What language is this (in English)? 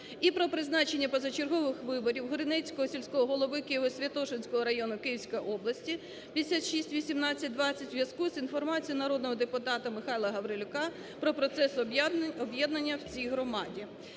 Ukrainian